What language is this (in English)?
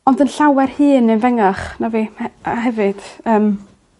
Welsh